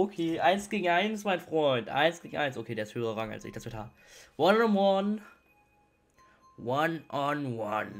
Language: German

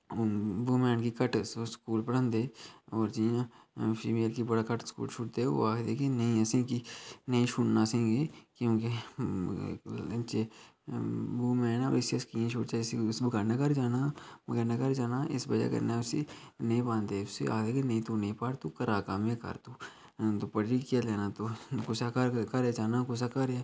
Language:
Dogri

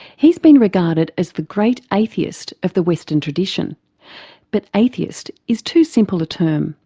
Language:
English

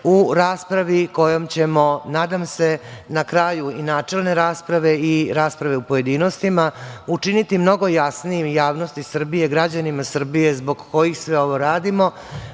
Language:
Serbian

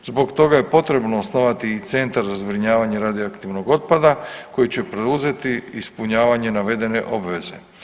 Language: Croatian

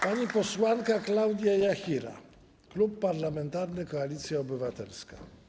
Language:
Polish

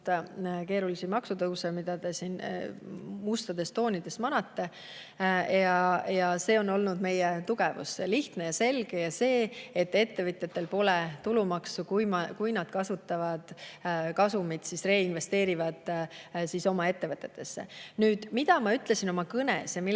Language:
Estonian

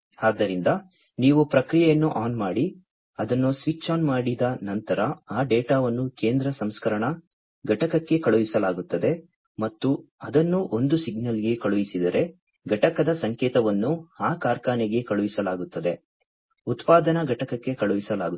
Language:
Kannada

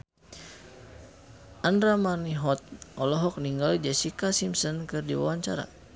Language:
Sundanese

